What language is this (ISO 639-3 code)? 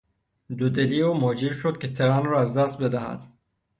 fas